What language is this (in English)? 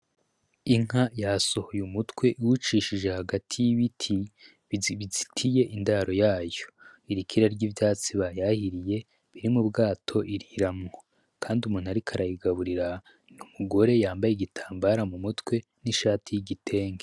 Rundi